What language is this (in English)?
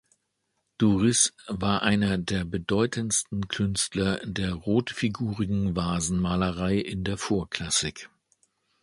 German